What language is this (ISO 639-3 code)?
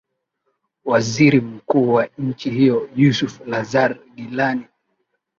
swa